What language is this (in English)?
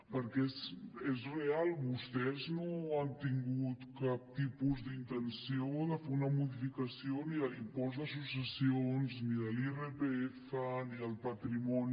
Catalan